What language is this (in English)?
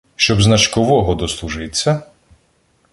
Ukrainian